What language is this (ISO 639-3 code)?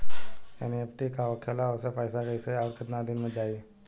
bho